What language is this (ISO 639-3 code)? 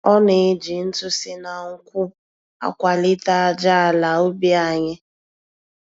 ibo